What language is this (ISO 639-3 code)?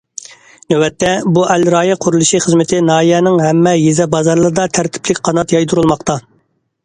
uig